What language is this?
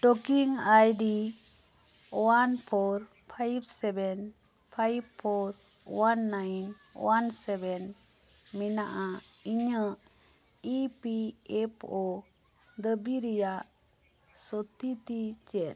Santali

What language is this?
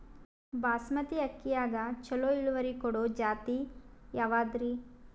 Kannada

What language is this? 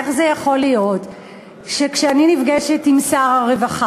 Hebrew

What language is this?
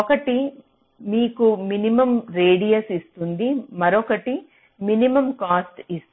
Telugu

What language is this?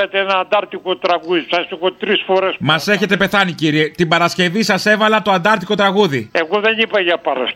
Greek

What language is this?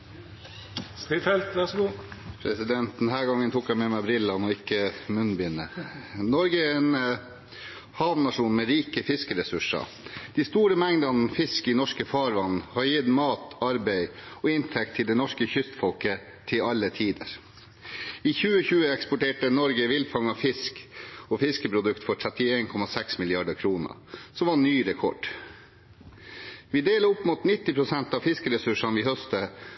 Norwegian Bokmål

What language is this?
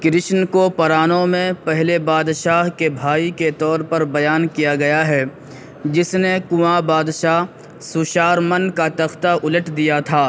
Urdu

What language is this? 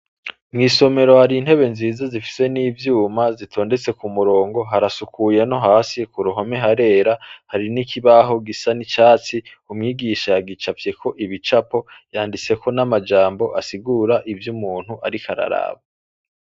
Rundi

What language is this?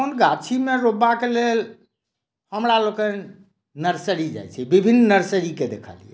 Maithili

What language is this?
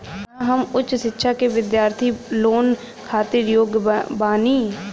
Bhojpuri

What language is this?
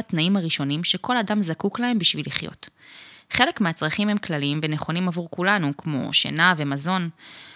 Hebrew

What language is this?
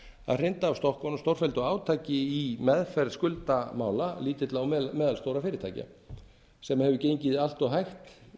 Icelandic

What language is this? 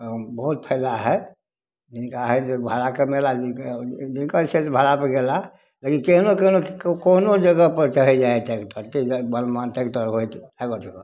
Maithili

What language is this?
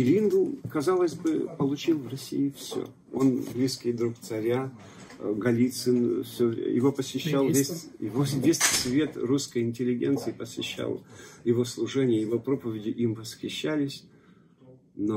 Russian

